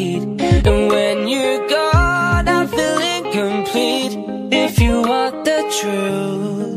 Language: English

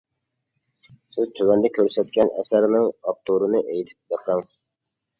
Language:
Uyghur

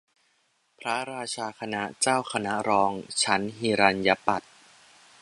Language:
Thai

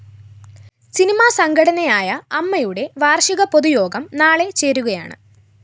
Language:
Malayalam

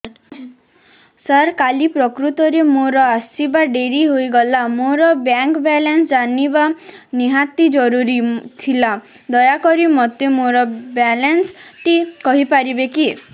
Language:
Odia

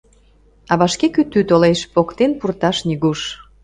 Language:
Mari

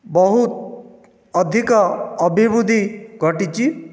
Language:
Odia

